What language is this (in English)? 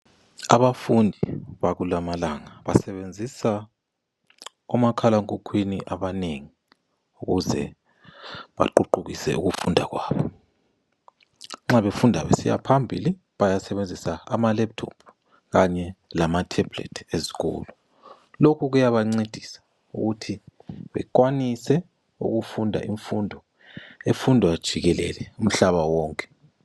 North Ndebele